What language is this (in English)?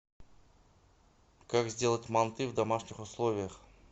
Russian